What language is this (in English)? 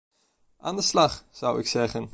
Dutch